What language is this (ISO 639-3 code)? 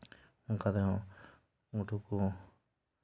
sat